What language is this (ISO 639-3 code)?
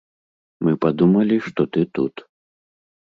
bel